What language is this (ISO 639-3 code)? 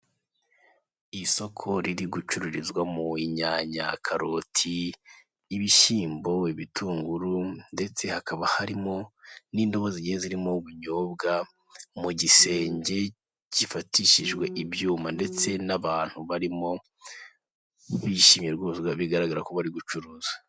kin